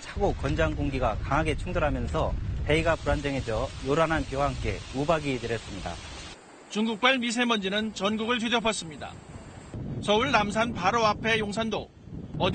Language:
Korean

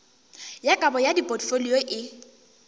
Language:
Northern Sotho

